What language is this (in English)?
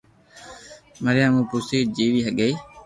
Loarki